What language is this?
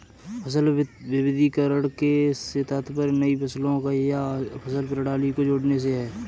Hindi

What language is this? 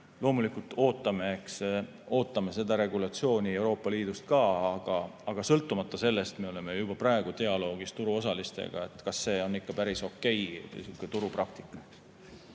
Estonian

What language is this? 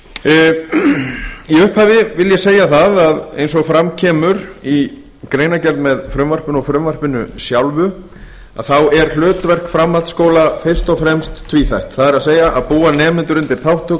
Icelandic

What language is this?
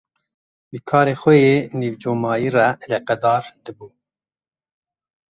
Kurdish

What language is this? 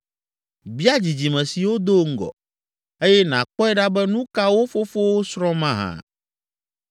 Ewe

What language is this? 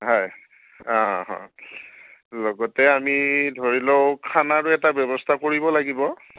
Assamese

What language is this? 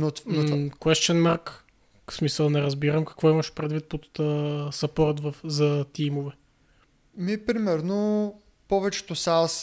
Bulgarian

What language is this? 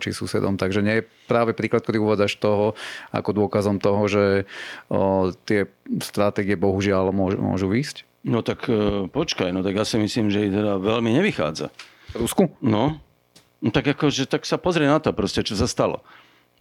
Slovak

